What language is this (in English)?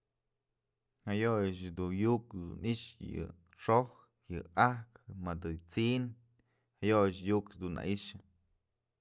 Mazatlán Mixe